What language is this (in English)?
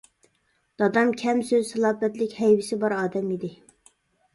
Uyghur